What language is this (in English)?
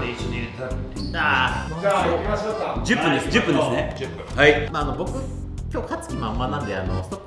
Japanese